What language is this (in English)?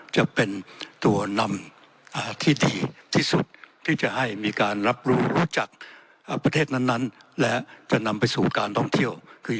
Thai